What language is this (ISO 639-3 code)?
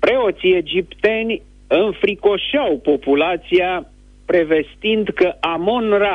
ron